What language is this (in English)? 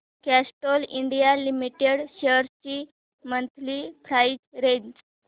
Marathi